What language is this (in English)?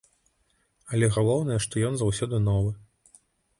Belarusian